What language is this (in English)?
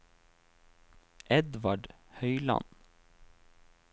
Norwegian